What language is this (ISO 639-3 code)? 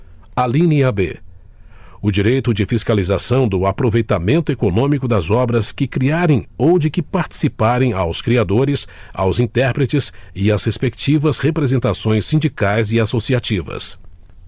por